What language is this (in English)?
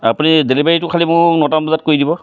Assamese